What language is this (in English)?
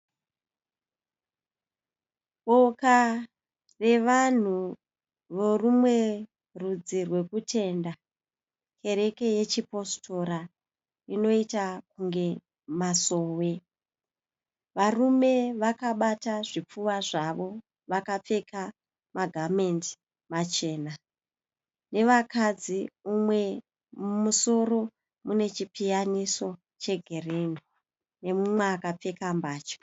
Shona